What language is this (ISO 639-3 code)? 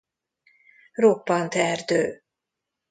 hun